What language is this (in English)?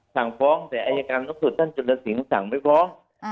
Thai